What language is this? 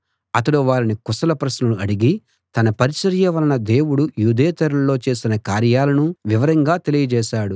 Telugu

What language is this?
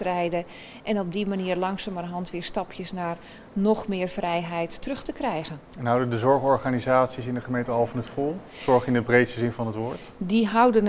Dutch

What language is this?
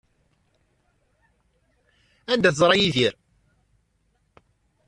Kabyle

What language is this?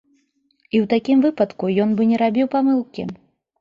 Belarusian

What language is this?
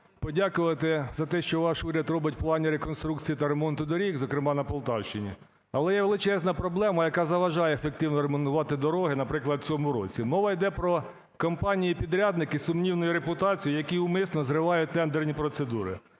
Ukrainian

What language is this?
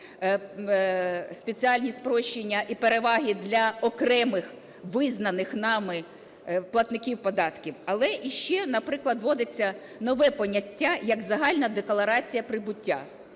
Ukrainian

